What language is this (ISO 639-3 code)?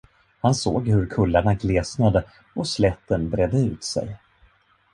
swe